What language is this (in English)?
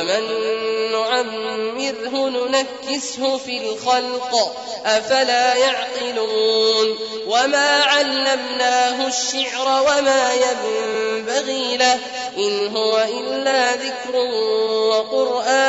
Arabic